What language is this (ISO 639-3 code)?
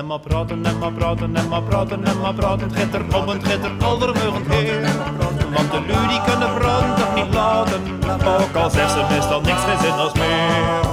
nld